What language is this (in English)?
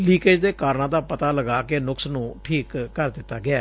Punjabi